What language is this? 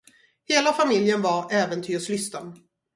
Swedish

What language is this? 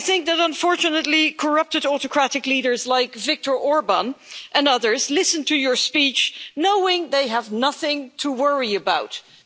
English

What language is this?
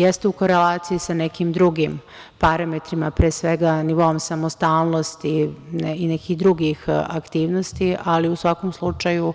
Serbian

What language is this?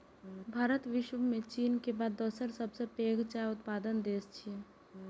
Maithili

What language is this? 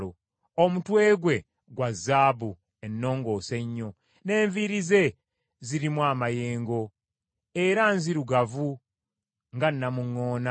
Ganda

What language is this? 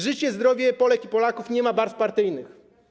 Polish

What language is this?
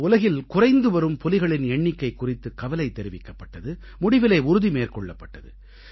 Tamil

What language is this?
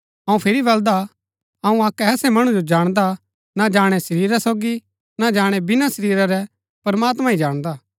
Gaddi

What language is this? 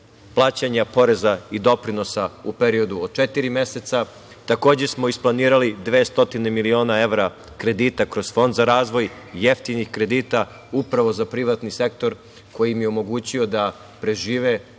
Serbian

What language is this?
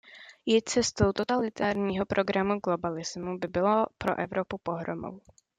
Czech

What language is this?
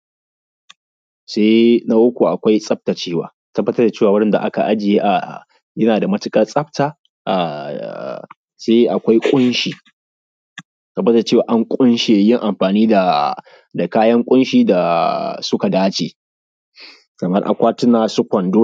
Hausa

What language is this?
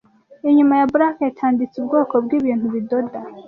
Kinyarwanda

